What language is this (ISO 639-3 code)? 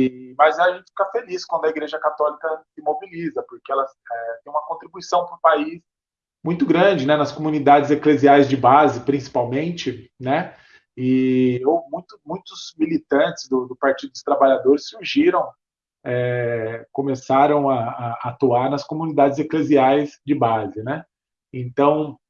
por